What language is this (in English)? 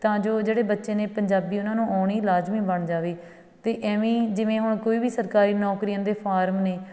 Punjabi